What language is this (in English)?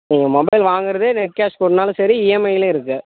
Tamil